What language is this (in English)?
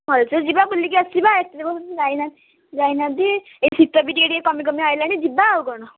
Odia